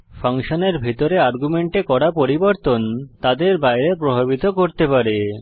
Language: Bangla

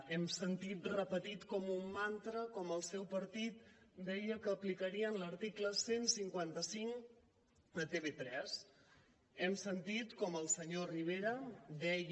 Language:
Catalan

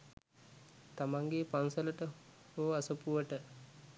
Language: Sinhala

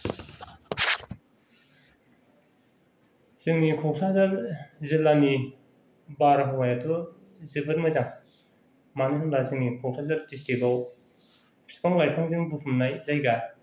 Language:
Bodo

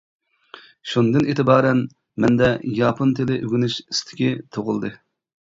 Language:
Uyghur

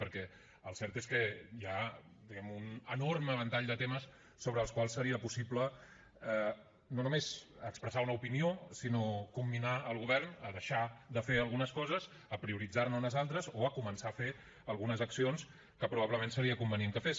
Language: Catalan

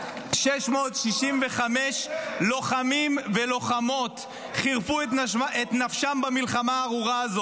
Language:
Hebrew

